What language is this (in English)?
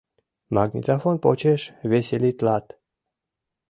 Mari